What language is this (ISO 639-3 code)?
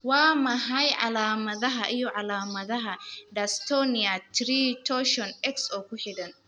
som